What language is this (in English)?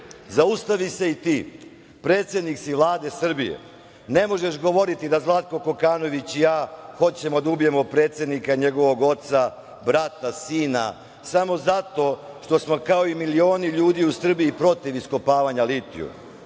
Serbian